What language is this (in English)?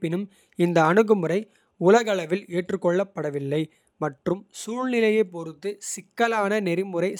Kota (India)